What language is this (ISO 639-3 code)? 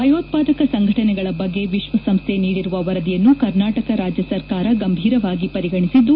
kan